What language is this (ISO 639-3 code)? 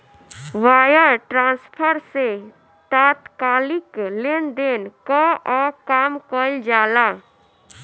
bho